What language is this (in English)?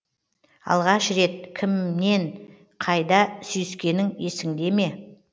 Kazakh